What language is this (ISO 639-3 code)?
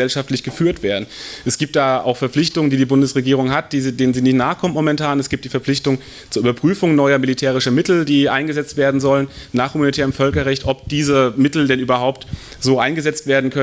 deu